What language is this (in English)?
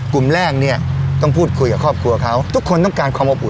Thai